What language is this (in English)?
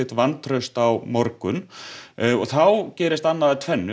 Icelandic